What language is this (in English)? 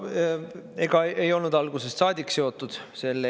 Estonian